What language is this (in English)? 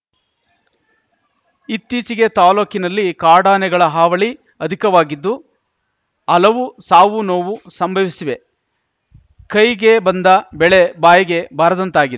Kannada